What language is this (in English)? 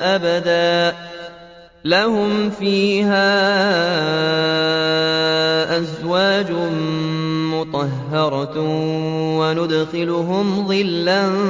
Arabic